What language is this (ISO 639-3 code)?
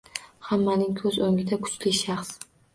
uzb